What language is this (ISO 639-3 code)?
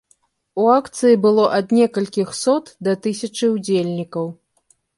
bel